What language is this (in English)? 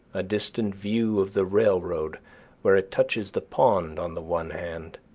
English